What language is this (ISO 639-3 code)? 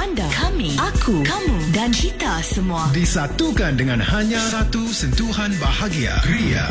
msa